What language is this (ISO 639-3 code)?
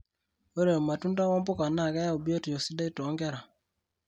mas